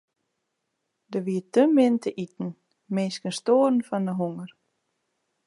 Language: Western Frisian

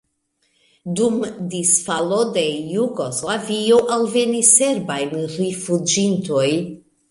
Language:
Esperanto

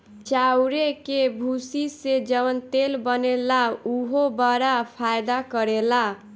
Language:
Bhojpuri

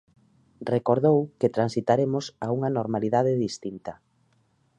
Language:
Galician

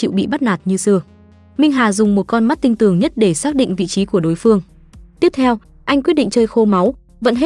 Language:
Vietnamese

